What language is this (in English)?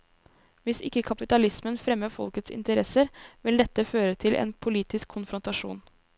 Norwegian